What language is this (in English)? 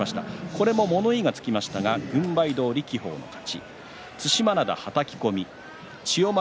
Japanese